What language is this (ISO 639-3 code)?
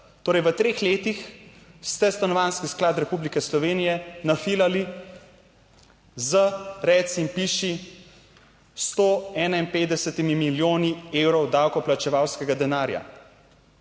slv